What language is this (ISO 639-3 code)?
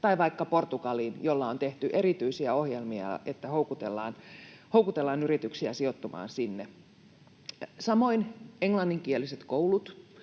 fin